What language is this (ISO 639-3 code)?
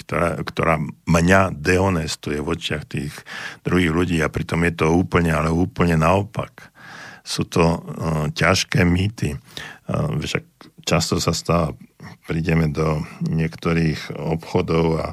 slk